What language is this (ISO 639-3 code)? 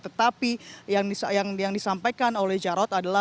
ind